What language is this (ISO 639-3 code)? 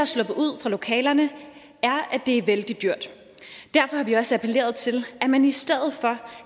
dan